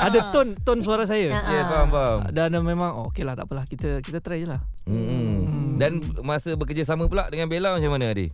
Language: Malay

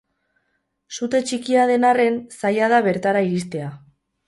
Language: Basque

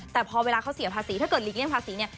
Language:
Thai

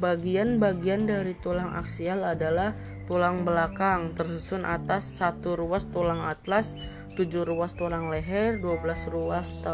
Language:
Indonesian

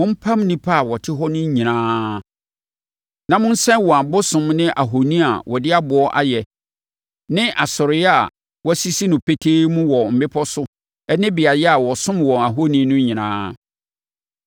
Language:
Akan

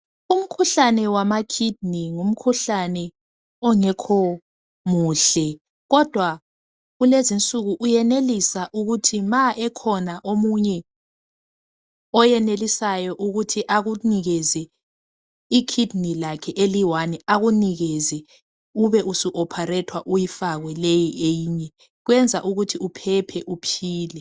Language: North Ndebele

